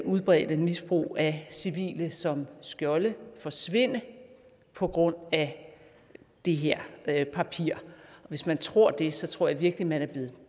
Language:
Danish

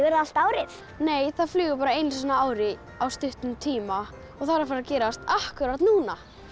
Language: Icelandic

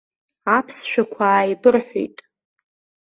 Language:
Abkhazian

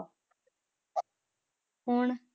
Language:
Punjabi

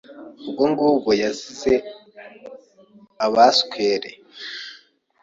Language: Kinyarwanda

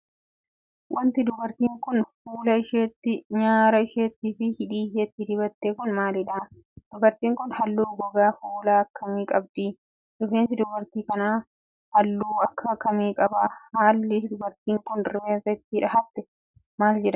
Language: Oromo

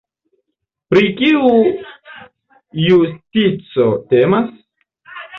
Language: Esperanto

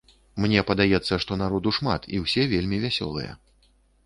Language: Belarusian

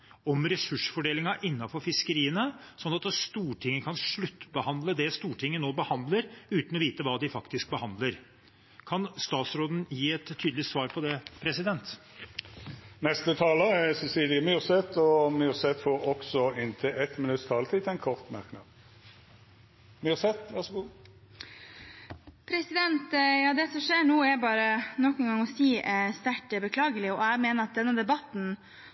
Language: Norwegian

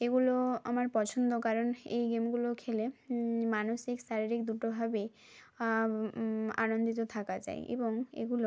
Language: Bangla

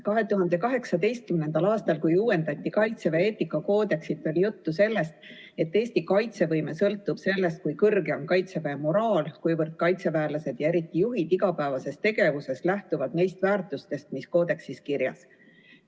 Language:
Estonian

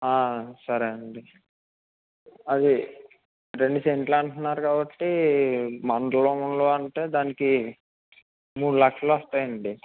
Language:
Telugu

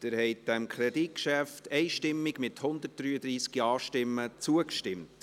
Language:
Swiss German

